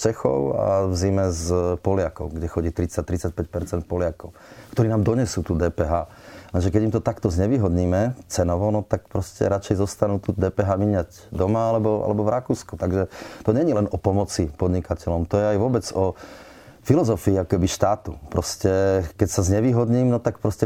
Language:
Slovak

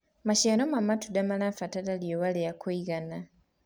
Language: Kikuyu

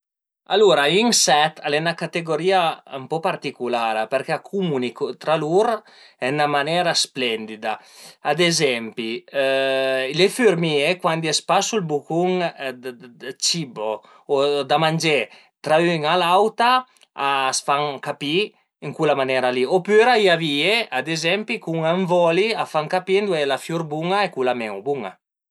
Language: Piedmontese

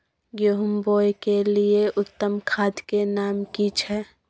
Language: Maithili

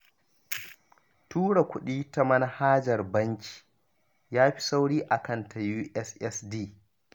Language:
Hausa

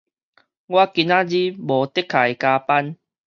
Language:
Min Nan Chinese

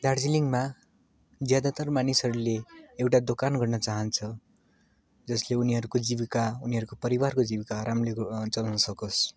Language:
Nepali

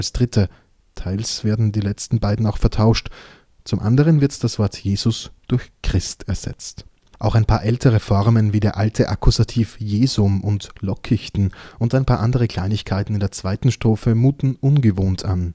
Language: German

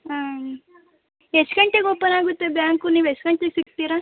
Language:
Kannada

